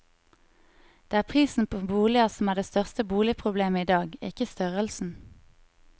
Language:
Norwegian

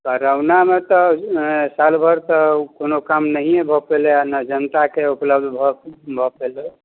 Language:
Maithili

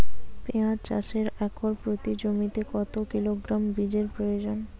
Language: Bangla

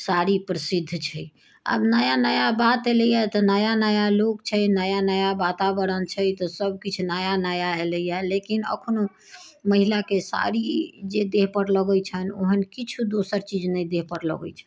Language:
Maithili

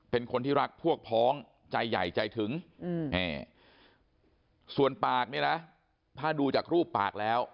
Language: Thai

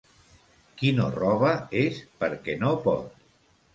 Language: Catalan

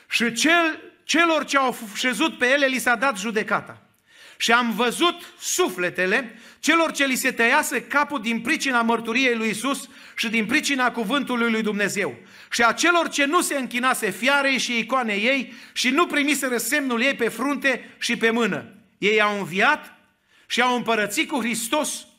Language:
Romanian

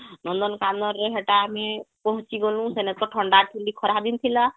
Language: Odia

